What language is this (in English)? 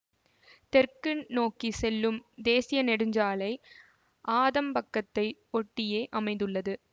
Tamil